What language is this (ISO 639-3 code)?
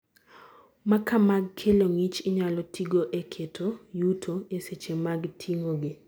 luo